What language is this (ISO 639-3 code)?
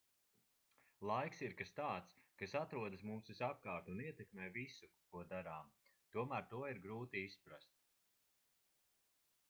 lav